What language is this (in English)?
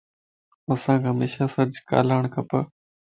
Lasi